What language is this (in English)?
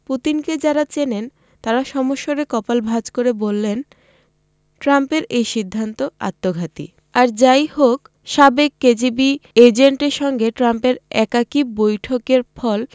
Bangla